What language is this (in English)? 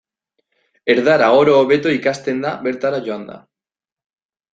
Basque